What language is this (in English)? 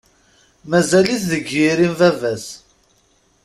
Kabyle